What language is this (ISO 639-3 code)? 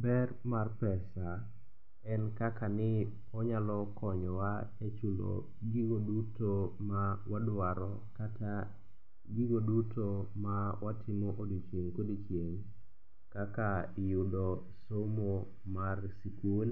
luo